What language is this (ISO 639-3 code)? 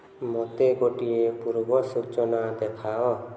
ori